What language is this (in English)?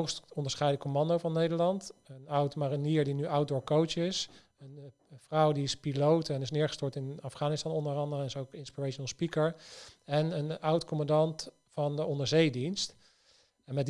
Dutch